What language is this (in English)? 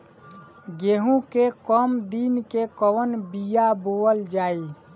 Bhojpuri